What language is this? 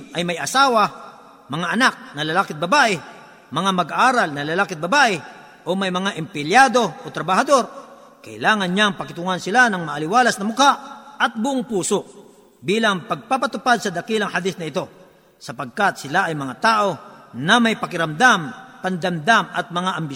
Filipino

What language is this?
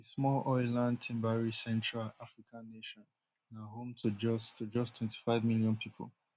Nigerian Pidgin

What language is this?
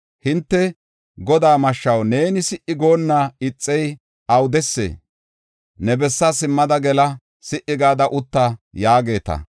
Gofa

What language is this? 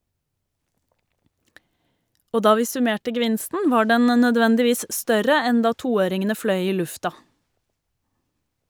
Norwegian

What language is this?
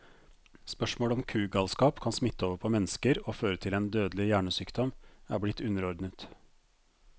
Norwegian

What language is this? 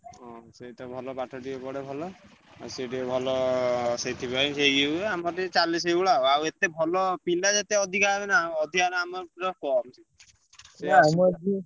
Odia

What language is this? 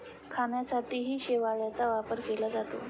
Marathi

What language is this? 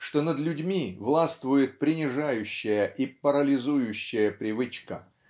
Russian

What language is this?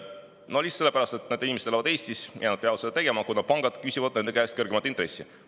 Estonian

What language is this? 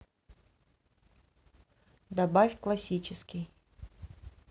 Russian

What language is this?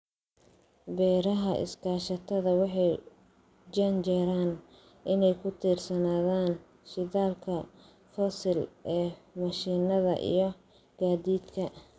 Somali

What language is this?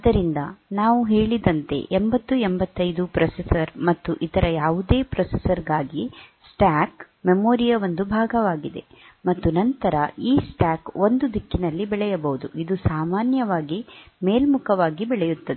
Kannada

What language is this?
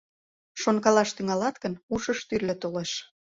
Mari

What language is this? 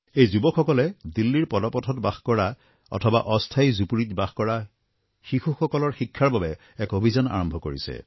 Assamese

